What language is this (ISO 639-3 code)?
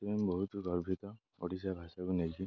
ori